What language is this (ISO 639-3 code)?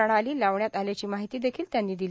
mar